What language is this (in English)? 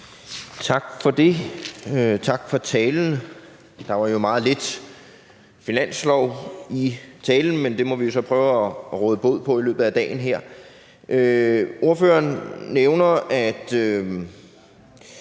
Danish